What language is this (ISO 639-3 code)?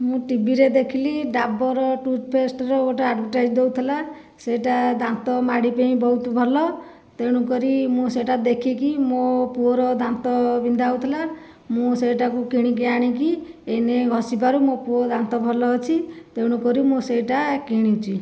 ori